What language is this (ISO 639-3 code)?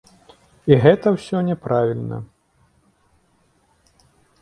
bel